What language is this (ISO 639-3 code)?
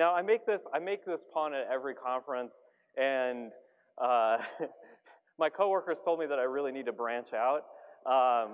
eng